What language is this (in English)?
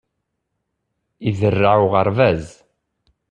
Kabyle